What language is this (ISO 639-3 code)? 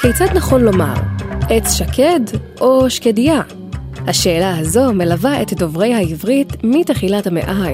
heb